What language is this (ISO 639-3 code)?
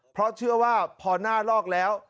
tha